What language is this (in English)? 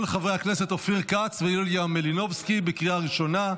Hebrew